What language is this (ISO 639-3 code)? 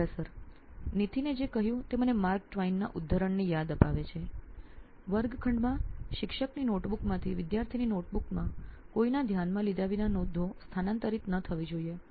guj